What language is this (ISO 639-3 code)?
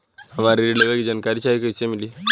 bho